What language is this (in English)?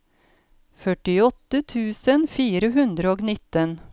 Norwegian